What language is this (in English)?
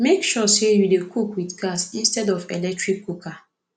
Nigerian Pidgin